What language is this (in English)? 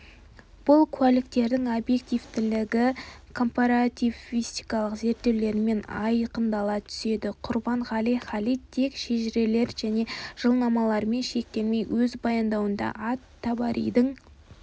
Kazakh